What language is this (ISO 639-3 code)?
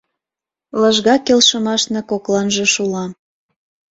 chm